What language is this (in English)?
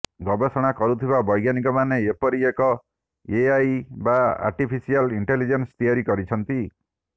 Odia